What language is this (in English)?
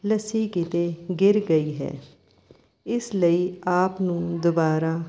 Punjabi